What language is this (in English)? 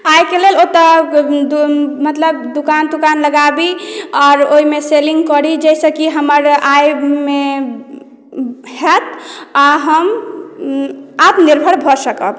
Maithili